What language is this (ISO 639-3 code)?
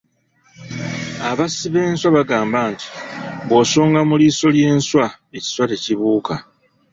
lug